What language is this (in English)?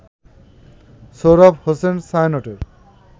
Bangla